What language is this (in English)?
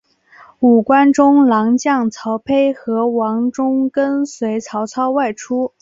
Chinese